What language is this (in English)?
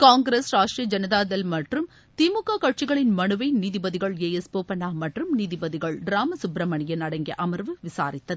Tamil